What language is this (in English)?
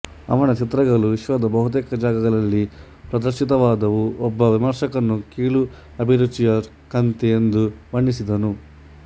Kannada